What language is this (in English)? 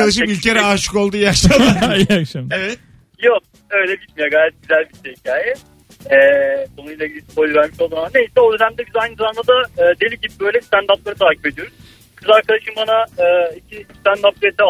Turkish